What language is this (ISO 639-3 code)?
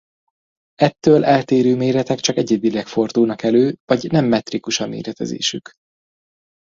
hun